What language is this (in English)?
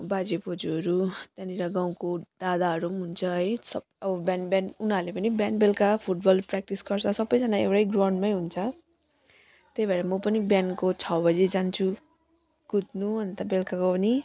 Nepali